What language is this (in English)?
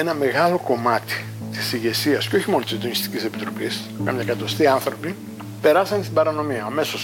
Greek